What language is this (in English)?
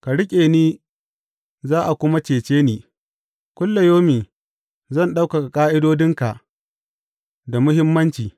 Hausa